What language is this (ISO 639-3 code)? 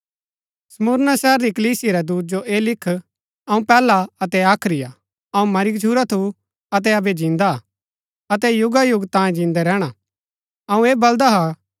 gbk